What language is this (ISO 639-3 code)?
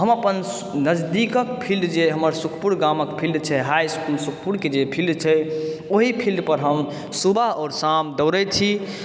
mai